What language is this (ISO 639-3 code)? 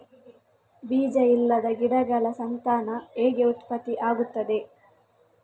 kan